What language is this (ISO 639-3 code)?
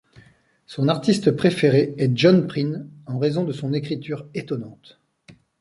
fra